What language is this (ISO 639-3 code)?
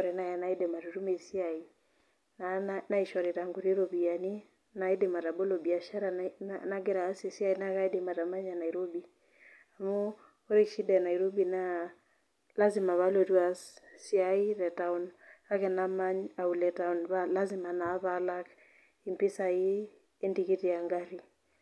mas